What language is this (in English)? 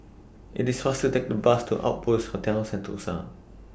English